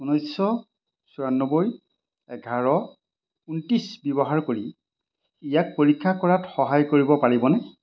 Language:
Assamese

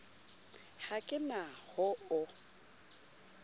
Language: Southern Sotho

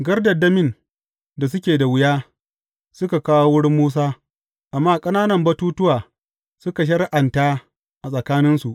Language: Hausa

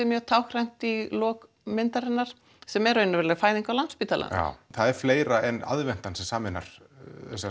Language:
Icelandic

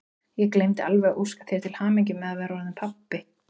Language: Icelandic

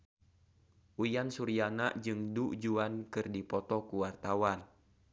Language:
Sundanese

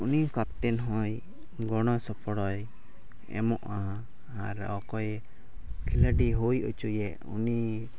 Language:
Santali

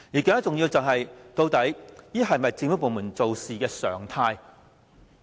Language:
Cantonese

